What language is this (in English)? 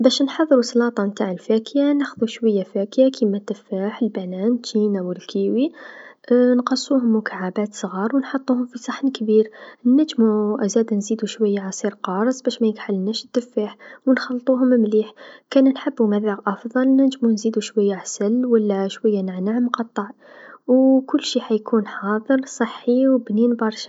Tunisian Arabic